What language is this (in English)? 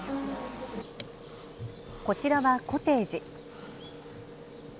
Japanese